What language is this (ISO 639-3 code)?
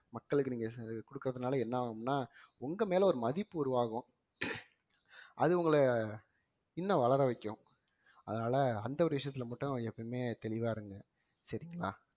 tam